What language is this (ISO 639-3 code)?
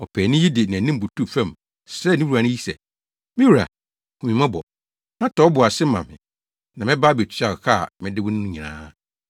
aka